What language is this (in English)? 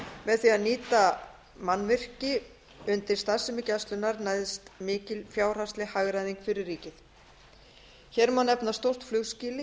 Icelandic